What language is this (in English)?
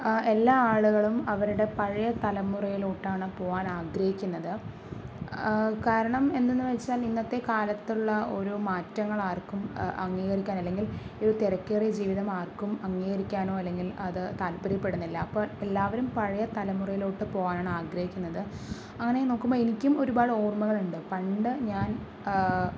Malayalam